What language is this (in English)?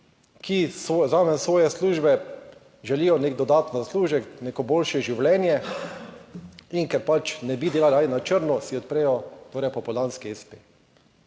Slovenian